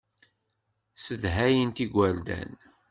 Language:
Kabyle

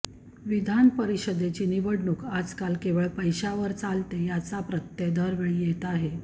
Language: Marathi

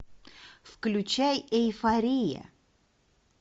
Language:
Russian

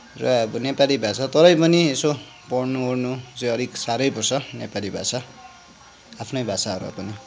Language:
Nepali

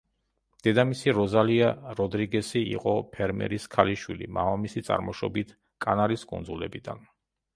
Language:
Georgian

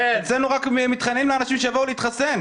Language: Hebrew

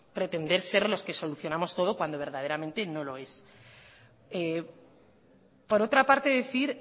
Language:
Spanish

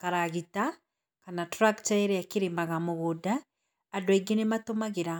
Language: Kikuyu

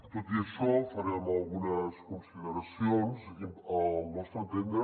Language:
Catalan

